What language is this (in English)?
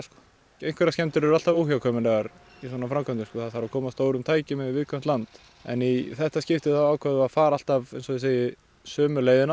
Icelandic